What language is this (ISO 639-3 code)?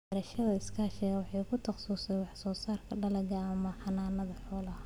som